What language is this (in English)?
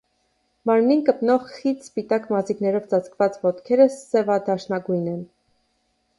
Armenian